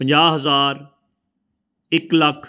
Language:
Punjabi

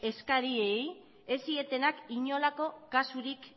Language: Basque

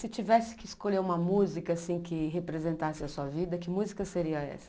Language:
Portuguese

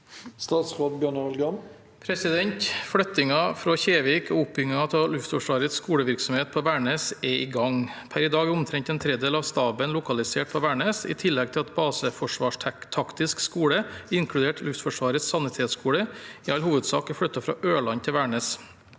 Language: Norwegian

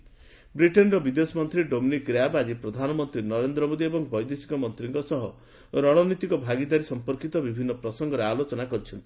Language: Odia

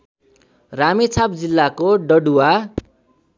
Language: Nepali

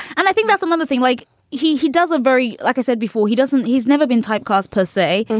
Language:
English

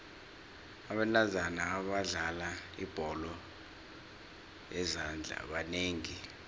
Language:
South Ndebele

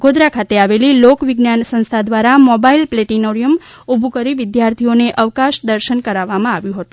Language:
Gujarati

